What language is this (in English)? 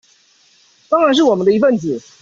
Chinese